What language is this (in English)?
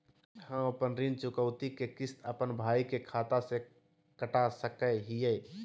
Magahi